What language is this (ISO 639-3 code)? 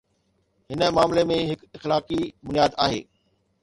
snd